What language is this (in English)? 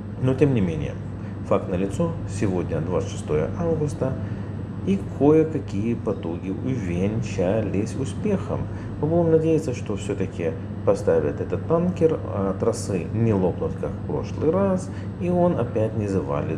Russian